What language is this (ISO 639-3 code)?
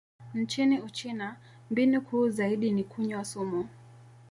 swa